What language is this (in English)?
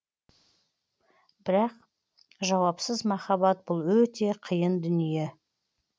Kazakh